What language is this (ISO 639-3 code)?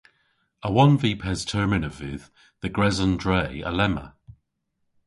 cor